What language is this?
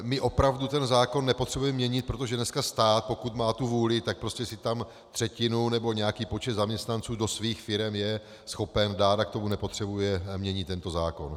Czech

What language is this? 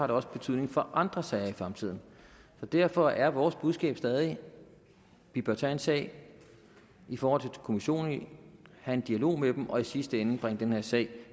Danish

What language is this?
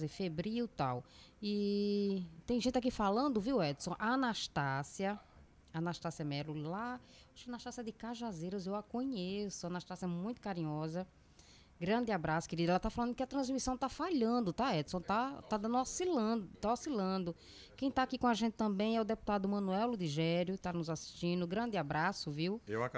Portuguese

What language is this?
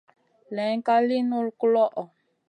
Masana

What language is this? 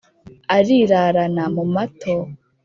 Kinyarwanda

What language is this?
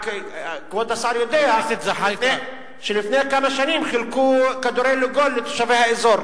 Hebrew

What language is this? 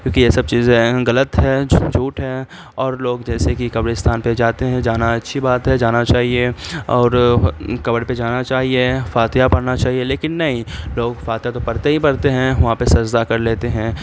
Urdu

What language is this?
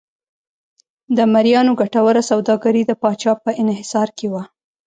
Pashto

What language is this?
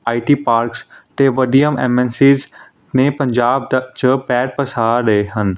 Punjabi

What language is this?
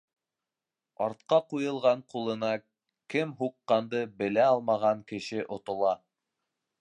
Bashkir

